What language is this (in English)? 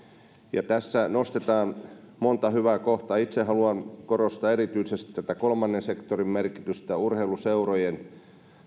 Finnish